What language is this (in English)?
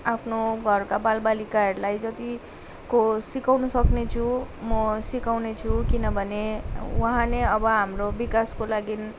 Nepali